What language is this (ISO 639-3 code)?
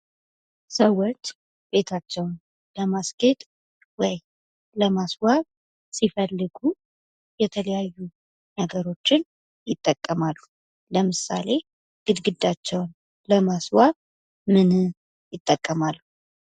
amh